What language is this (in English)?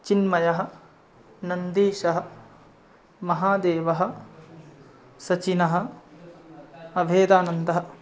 Sanskrit